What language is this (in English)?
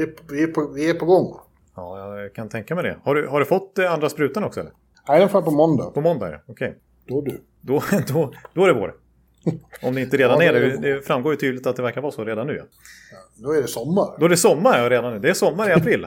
Swedish